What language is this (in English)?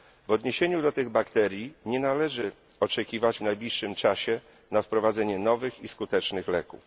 Polish